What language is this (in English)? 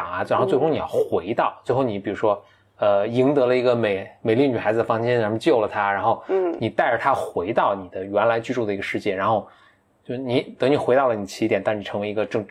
Chinese